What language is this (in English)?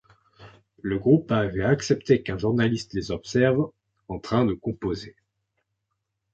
French